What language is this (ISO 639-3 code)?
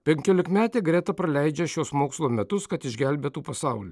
lit